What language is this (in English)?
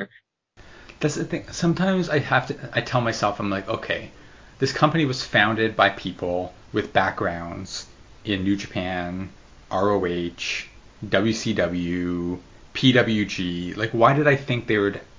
English